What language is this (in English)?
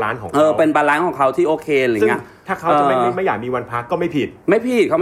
Thai